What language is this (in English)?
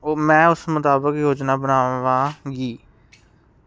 Punjabi